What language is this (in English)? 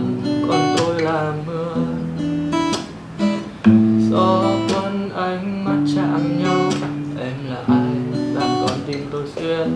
Vietnamese